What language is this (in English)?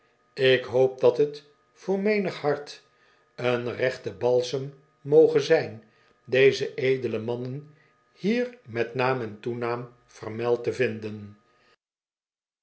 Dutch